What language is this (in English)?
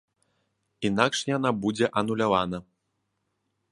Belarusian